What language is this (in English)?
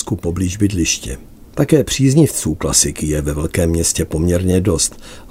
Czech